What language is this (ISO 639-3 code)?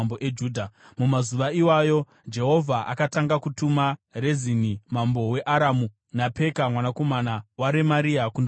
sna